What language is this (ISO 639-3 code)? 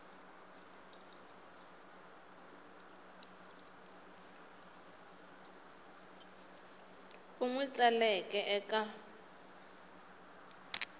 tso